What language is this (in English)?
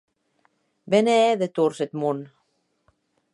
Occitan